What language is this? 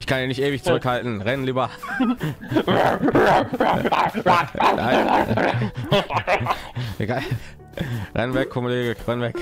German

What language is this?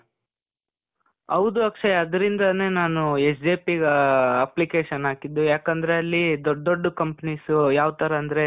Kannada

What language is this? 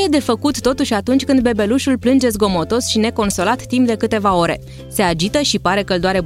Romanian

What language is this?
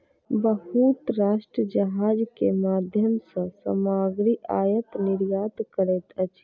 Maithili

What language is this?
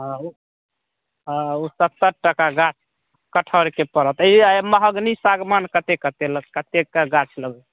Maithili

